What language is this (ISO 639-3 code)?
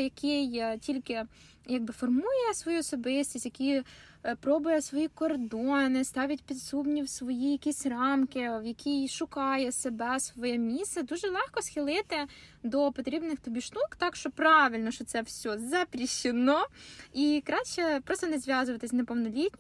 ukr